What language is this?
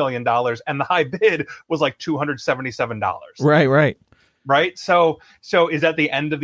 English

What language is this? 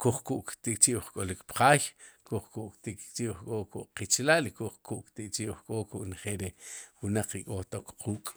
Sipacapense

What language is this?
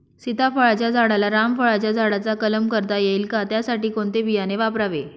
Marathi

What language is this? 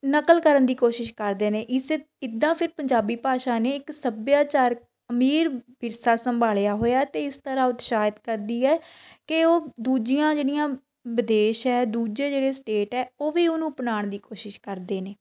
Punjabi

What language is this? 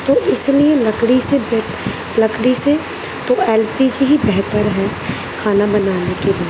Urdu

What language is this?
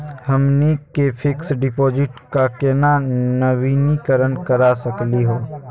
Magahi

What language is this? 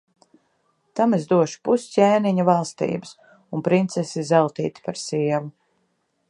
Latvian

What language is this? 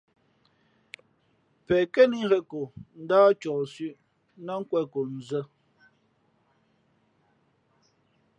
Fe'fe'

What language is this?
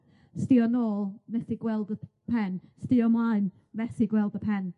Welsh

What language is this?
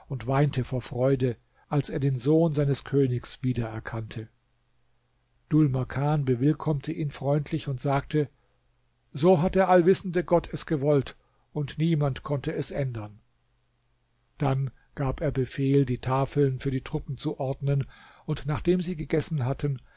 German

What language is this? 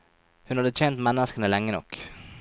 Norwegian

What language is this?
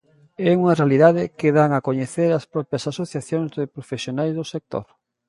Galician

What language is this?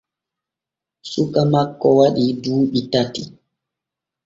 Borgu Fulfulde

